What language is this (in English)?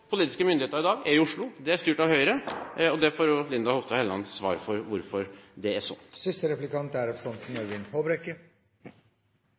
Norwegian Bokmål